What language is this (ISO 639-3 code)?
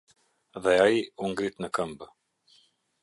sqi